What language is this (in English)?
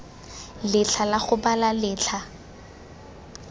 Tswana